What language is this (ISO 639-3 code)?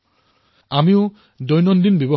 asm